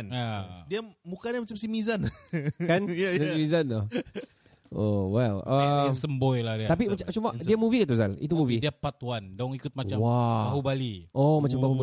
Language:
Malay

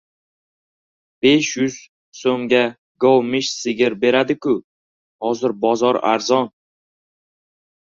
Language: Uzbek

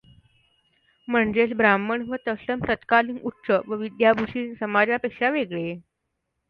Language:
Marathi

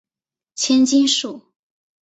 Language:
Chinese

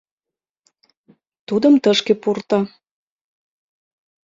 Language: Mari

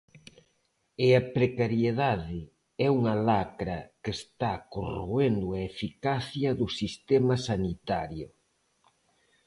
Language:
Galician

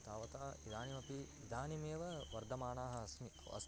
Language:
Sanskrit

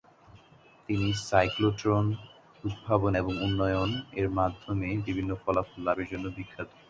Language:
Bangla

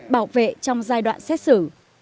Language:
Vietnamese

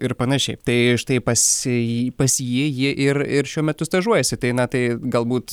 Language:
Lithuanian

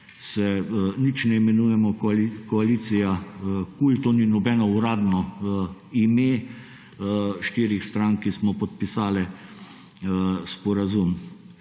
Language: Slovenian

